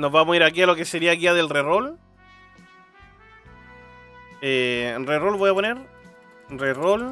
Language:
Spanish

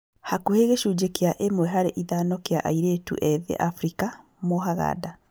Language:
Kikuyu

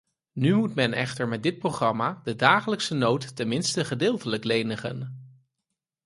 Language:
Dutch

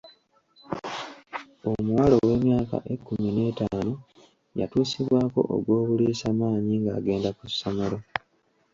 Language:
Ganda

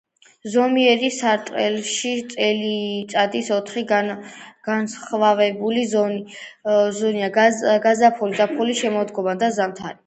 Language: Georgian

